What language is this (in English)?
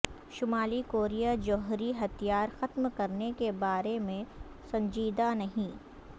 Urdu